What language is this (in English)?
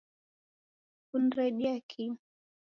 Taita